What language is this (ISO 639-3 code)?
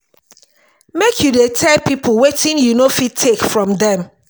pcm